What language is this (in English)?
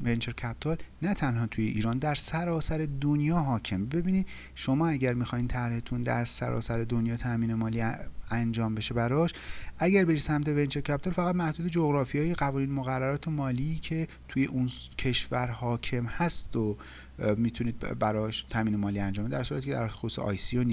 Persian